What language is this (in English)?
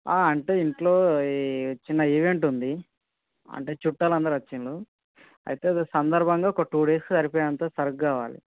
Telugu